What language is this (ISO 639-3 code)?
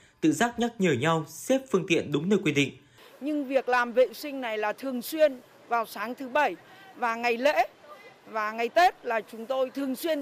vie